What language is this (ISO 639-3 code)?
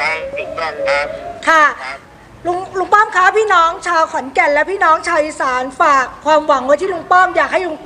tha